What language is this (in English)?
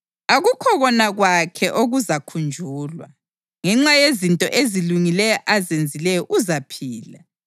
North Ndebele